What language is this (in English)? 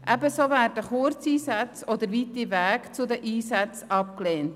Swiss German